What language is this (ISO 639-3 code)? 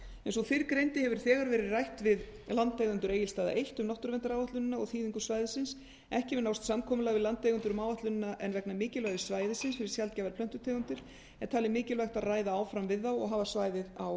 isl